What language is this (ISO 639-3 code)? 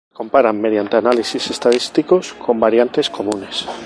spa